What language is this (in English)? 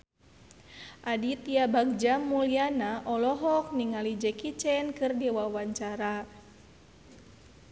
Sundanese